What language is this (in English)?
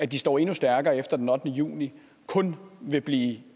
Danish